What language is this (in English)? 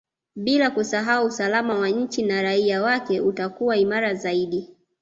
Swahili